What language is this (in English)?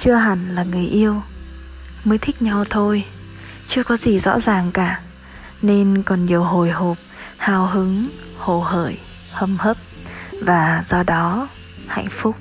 Vietnamese